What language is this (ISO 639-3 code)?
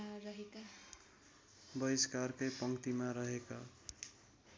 nep